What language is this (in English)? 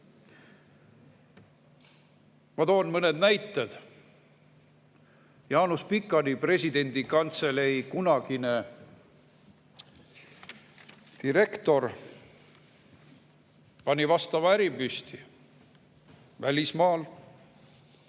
Estonian